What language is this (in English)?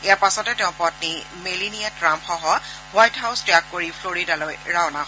Assamese